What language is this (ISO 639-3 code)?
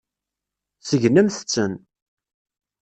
kab